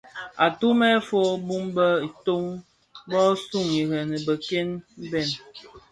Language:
Bafia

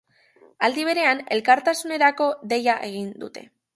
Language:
Basque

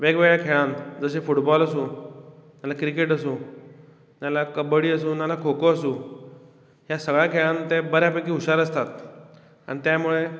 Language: Konkani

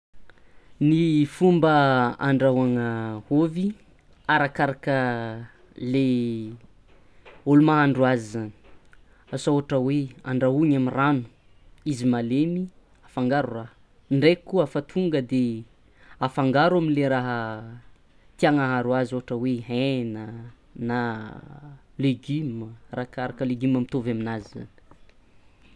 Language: Tsimihety Malagasy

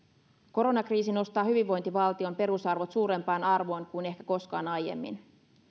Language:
Finnish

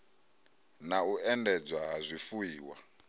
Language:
Venda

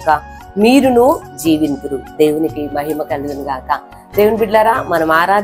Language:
Telugu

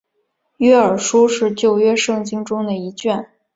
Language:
Chinese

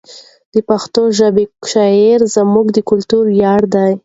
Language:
Pashto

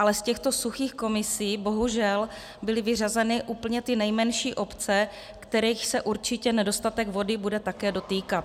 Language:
Czech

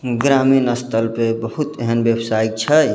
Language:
Maithili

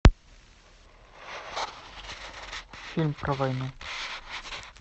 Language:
Russian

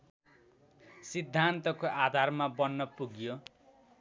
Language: Nepali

